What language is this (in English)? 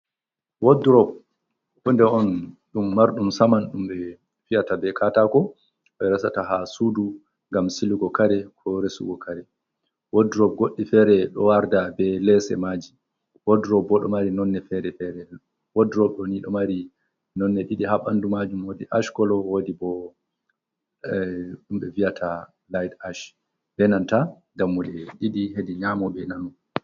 Fula